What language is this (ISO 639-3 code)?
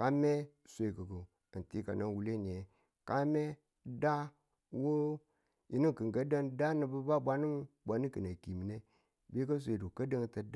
tul